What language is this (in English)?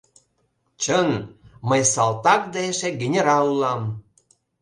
Mari